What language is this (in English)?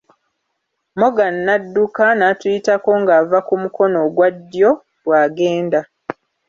Ganda